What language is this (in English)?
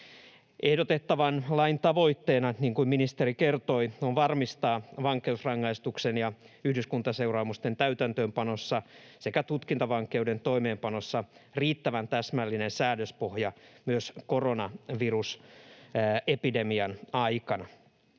Finnish